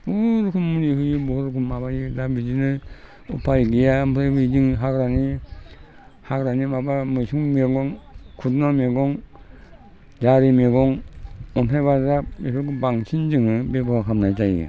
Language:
Bodo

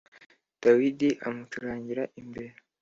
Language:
Kinyarwanda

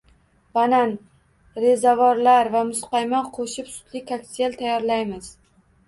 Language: Uzbek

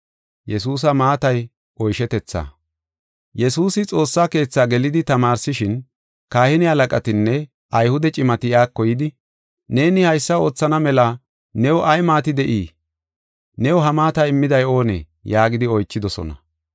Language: Gofa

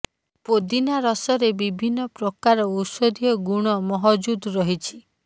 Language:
Odia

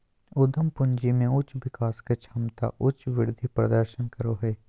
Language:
Magahi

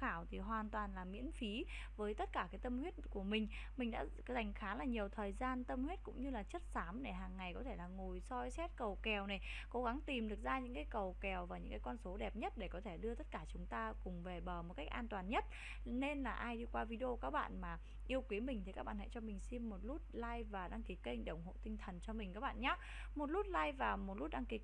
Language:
Vietnamese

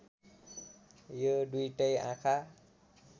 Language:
Nepali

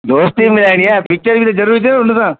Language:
Sindhi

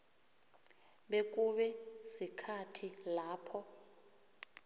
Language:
South Ndebele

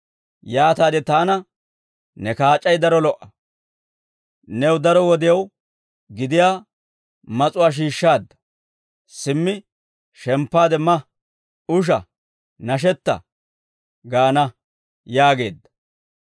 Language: Dawro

